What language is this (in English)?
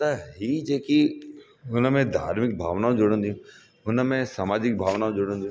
Sindhi